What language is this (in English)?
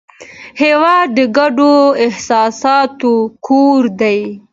Pashto